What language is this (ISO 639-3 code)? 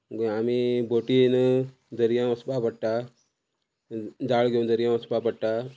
kok